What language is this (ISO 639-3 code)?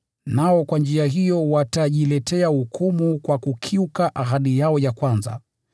swa